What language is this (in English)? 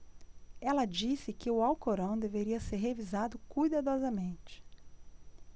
Portuguese